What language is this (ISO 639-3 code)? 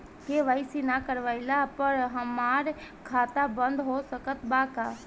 bho